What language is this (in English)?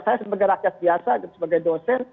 Indonesian